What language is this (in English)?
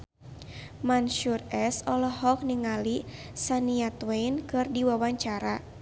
Sundanese